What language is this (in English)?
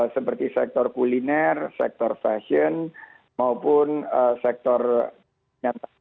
Indonesian